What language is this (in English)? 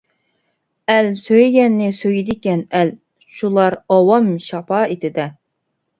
Uyghur